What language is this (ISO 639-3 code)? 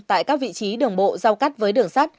vie